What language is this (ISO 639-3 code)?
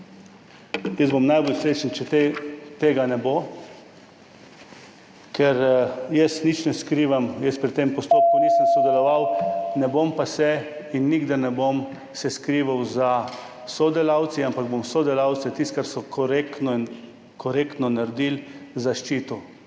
slv